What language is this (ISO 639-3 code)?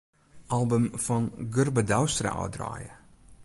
fry